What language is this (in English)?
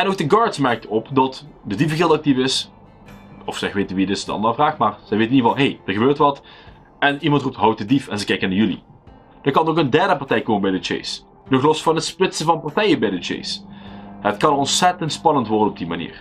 Dutch